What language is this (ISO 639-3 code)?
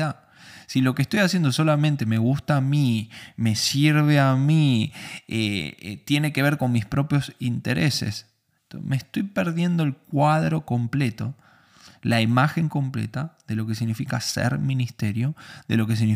spa